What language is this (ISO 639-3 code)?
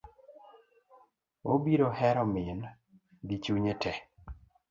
luo